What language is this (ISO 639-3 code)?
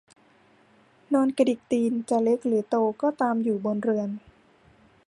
tha